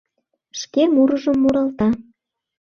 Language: Mari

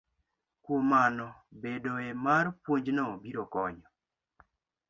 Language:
Luo (Kenya and Tanzania)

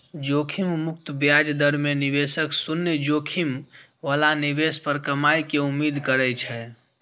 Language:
Maithili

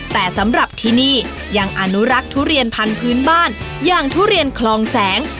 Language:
Thai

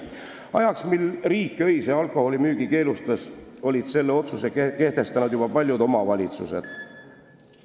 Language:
Estonian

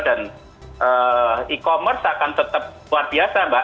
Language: Indonesian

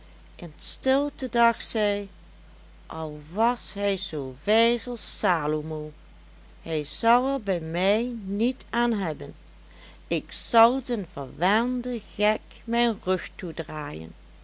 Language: Dutch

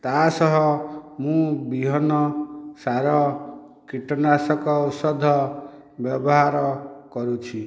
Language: Odia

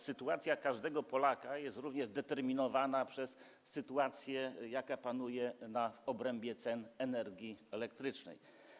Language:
Polish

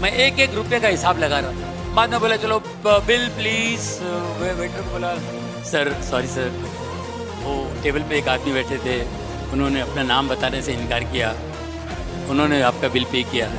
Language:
Hindi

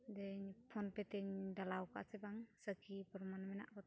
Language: Santali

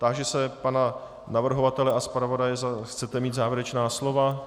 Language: Czech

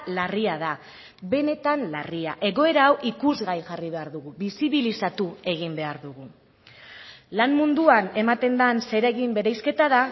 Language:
Basque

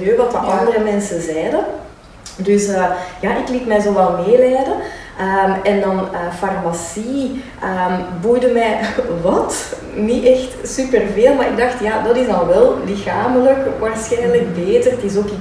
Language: Dutch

